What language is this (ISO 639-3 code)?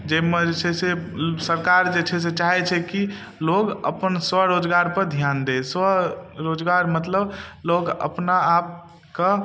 mai